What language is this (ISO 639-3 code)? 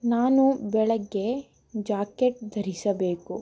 kan